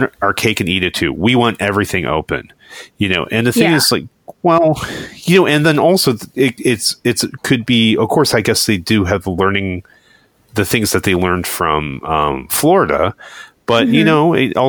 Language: English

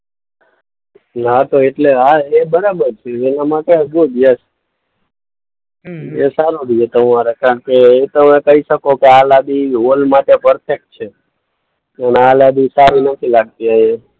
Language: Gujarati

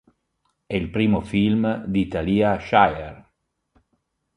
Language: Italian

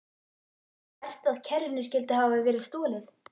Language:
Icelandic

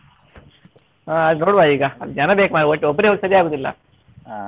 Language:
Kannada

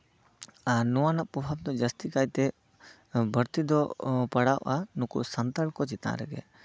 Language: Santali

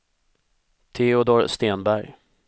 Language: Swedish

